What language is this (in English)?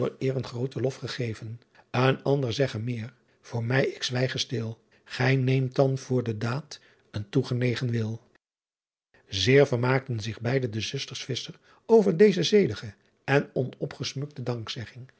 Dutch